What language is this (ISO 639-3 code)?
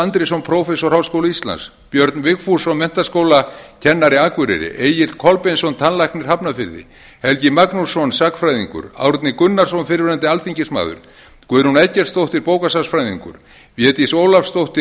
isl